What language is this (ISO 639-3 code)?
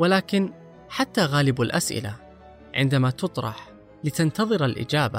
ara